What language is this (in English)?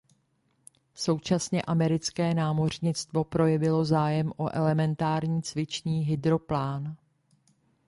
Czech